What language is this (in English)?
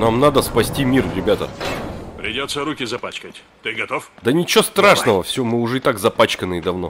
Russian